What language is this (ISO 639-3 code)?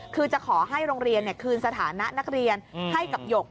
tha